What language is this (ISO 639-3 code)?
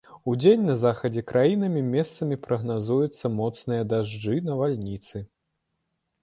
bel